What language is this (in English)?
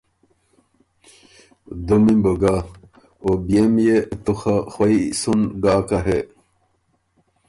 Ormuri